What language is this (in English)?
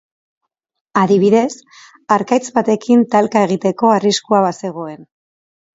Basque